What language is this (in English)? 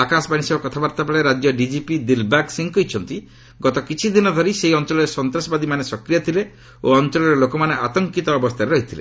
Odia